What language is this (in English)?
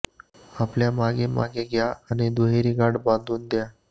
Marathi